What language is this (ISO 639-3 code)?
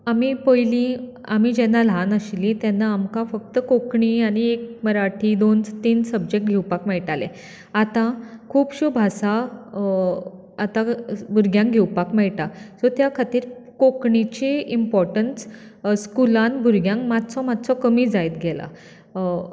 kok